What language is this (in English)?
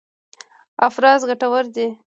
Pashto